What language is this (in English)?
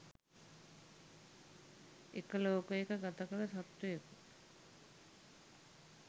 Sinhala